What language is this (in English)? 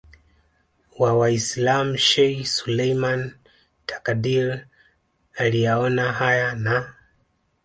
Swahili